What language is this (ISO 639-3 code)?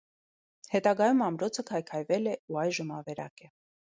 hye